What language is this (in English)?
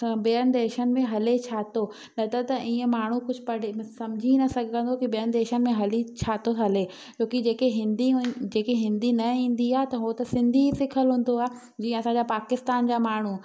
Sindhi